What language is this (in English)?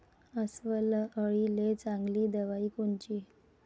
Marathi